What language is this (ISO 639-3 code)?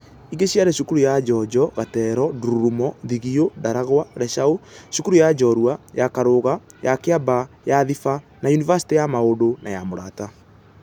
kik